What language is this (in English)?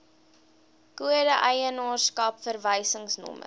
Afrikaans